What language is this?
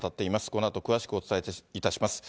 Japanese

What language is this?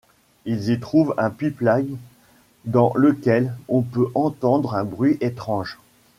French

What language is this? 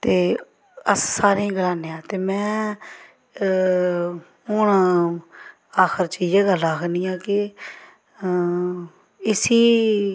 Dogri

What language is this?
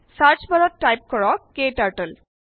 Assamese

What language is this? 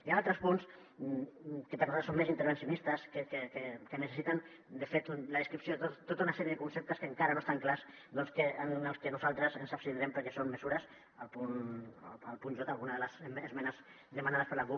Catalan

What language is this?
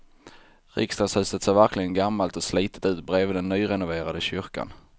Swedish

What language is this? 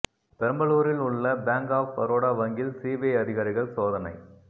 Tamil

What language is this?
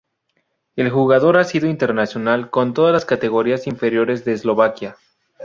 Spanish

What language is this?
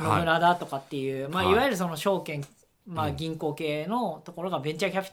Japanese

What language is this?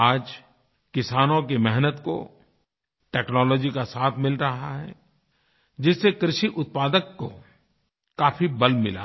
Hindi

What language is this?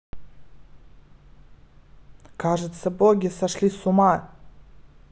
Russian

